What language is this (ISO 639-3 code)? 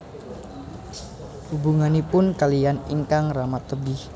jav